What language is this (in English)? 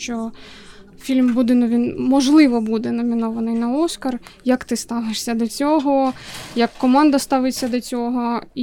Ukrainian